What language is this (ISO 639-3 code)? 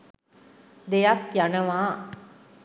sin